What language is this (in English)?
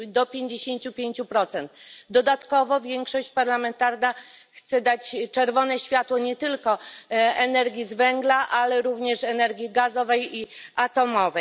Polish